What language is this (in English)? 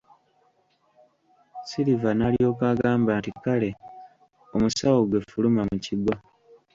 Ganda